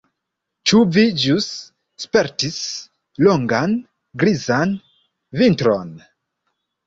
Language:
Esperanto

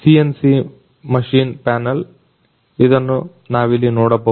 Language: Kannada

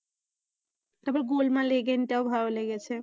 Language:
Bangla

